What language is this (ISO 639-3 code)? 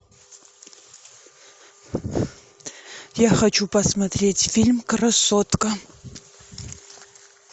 rus